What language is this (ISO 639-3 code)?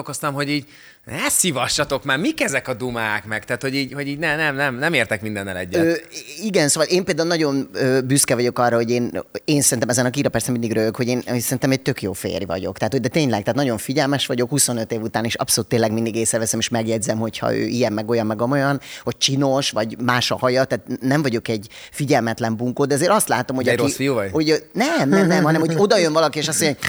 hun